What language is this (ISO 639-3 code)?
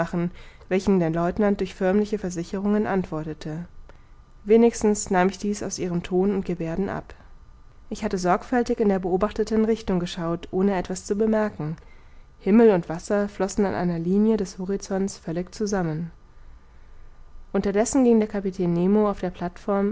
deu